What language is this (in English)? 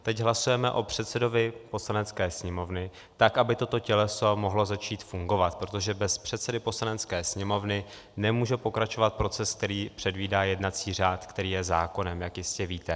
Czech